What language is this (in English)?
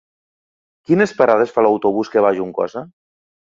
Catalan